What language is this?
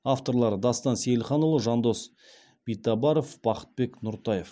Kazakh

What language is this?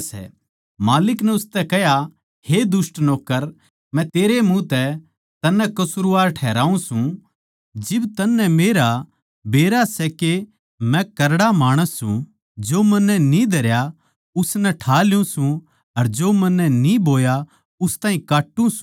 Haryanvi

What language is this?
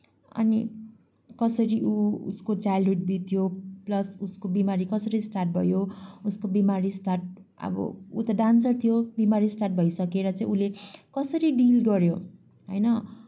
Nepali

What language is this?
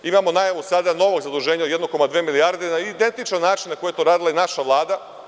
Serbian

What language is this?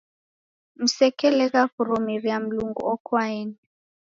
Taita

